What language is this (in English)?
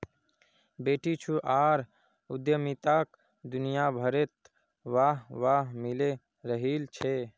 Magahi